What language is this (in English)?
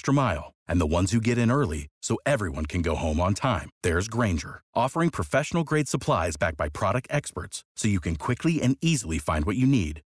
Romanian